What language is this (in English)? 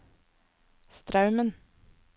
Norwegian